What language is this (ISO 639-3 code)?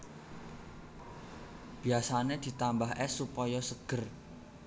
jav